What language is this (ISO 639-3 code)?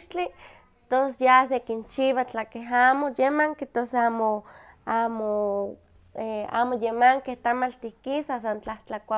nhq